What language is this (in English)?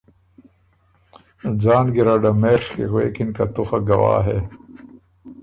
Ormuri